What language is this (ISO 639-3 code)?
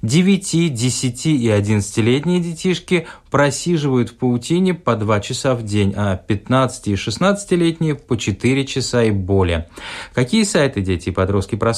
rus